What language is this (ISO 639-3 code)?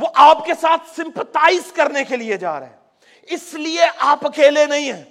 urd